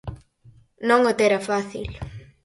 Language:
Galician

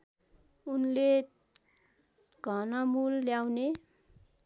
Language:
Nepali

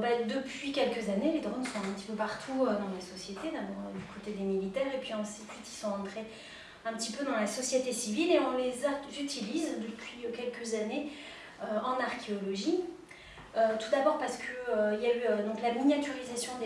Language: French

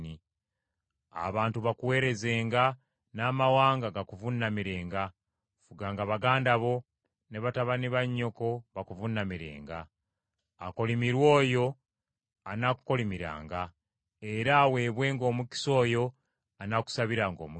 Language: Ganda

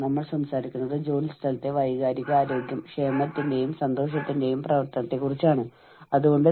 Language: Malayalam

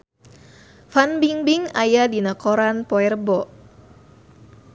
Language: Sundanese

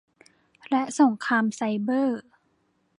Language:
Thai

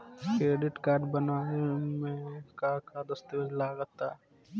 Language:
Bhojpuri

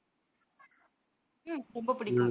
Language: Tamil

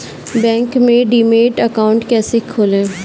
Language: Hindi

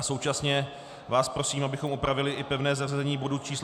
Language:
Czech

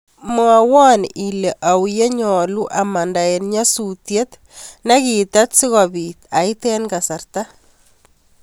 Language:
Kalenjin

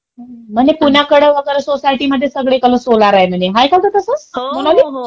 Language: Marathi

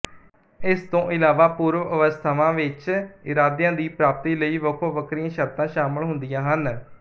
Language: Punjabi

